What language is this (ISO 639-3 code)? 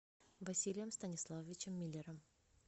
rus